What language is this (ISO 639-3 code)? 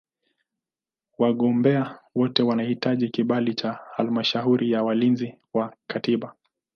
swa